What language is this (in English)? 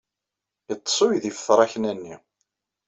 Kabyle